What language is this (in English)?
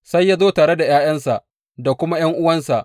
Hausa